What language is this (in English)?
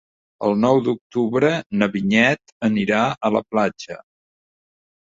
Catalan